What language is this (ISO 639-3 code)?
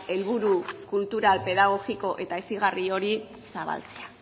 eus